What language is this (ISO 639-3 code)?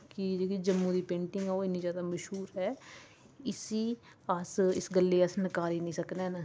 doi